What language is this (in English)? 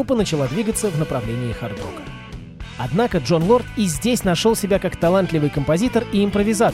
Russian